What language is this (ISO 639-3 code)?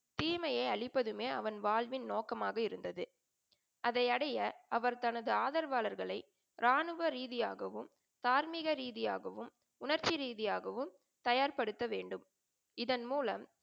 tam